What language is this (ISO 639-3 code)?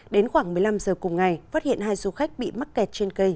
vie